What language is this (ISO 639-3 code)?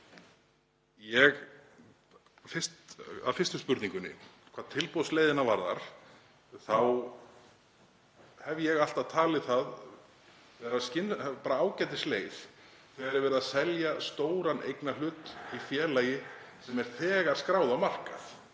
isl